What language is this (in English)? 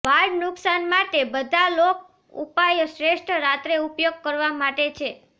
Gujarati